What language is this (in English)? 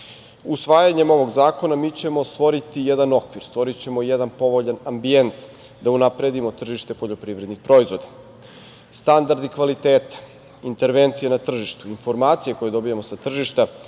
Serbian